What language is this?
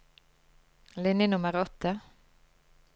Norwegian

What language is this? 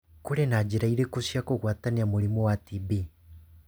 Kikuyu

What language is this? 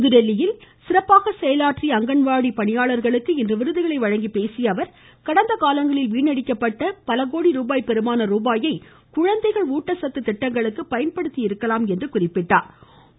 Tamil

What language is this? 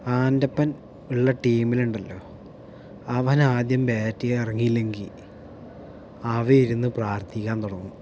Malayalam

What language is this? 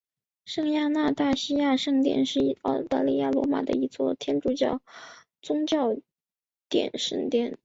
Chinese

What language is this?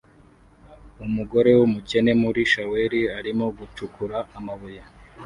Kinyarwanda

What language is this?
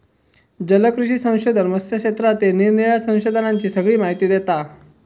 Marathi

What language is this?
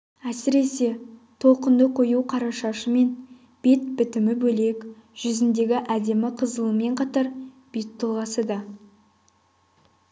Kazakh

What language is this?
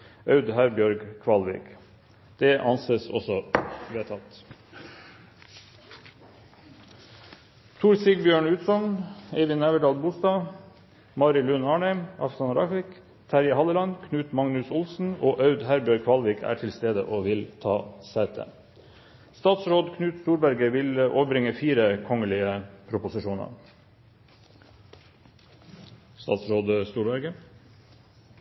Norwegian Bokmål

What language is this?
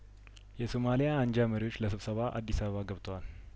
Amharic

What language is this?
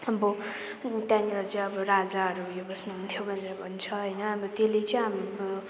Nepali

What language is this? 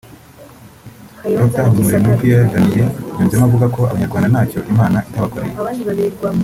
Kinyarwanda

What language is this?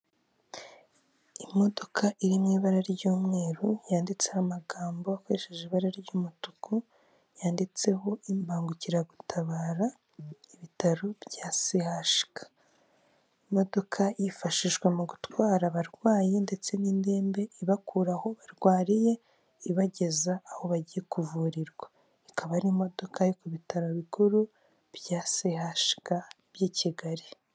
Kinyarwanda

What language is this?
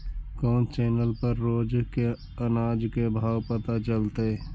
Magahi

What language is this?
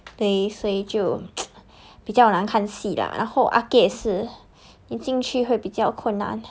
English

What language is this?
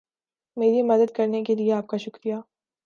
Urdu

